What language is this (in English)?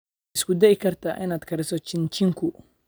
Somali